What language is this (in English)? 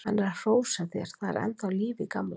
Icelandic